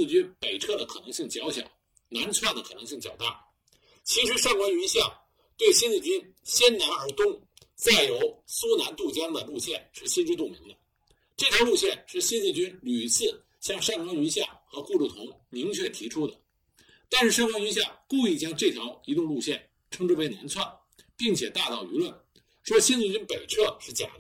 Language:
Chinese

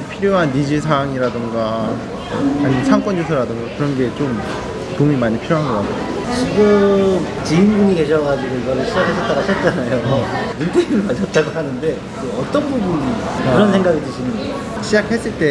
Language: Korean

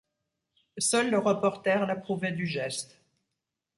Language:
French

